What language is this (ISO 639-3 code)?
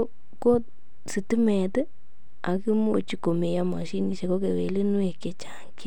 kln